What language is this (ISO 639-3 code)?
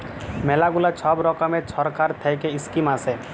ben